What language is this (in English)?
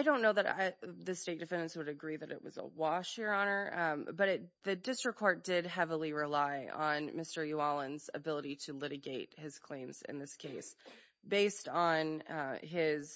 English